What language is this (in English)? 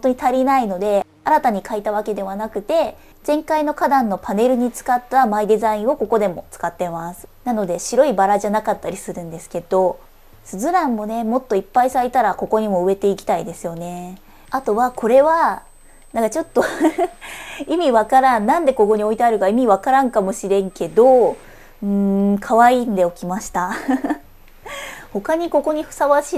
Japanese